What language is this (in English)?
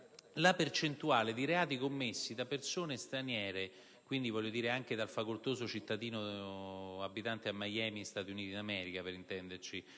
Italian